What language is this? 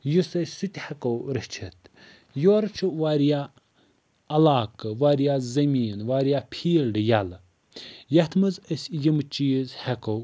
Kashmiri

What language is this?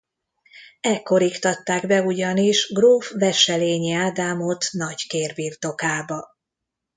Hungarian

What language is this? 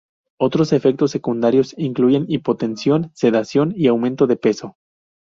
Spanish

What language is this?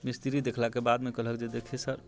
Maithili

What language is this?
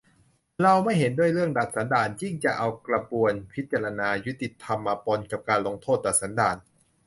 Thai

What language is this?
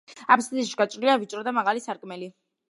Georgian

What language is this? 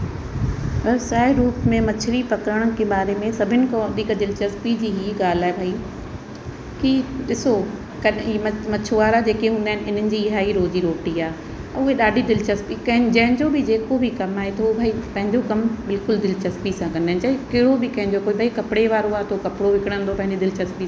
Sindhi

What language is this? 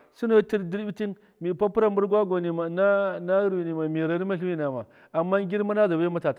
Miya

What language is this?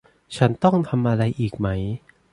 Thai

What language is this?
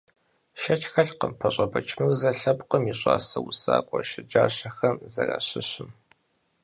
Kabardian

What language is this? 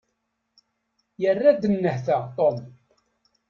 Kabyle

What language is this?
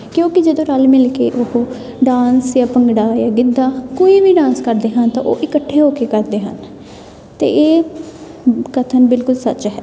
Punjabi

